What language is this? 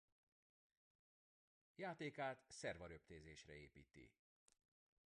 Hungarian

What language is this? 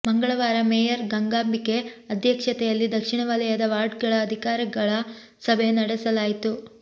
Kannada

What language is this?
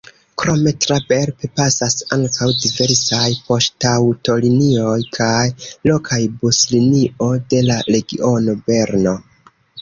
Esperanto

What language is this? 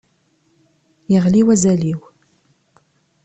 Kabyle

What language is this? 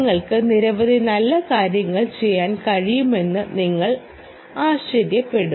Malayalam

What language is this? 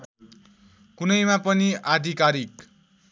Nepali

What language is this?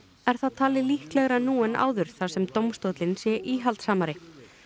Icelandic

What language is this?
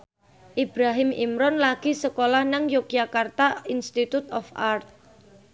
Javanese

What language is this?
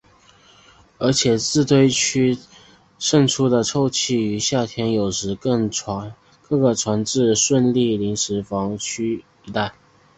Chinese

